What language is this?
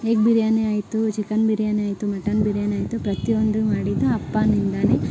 Kannada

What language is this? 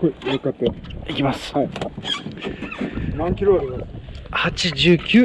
Japanese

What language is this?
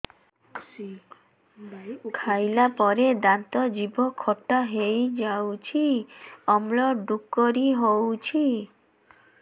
Odia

